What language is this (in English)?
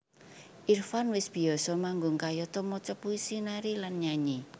Javanese